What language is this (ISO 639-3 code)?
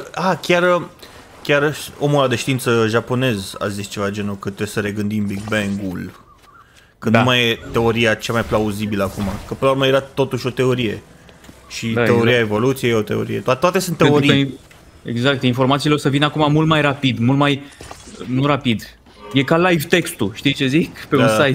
ron